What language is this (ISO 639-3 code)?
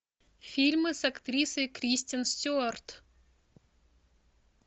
rus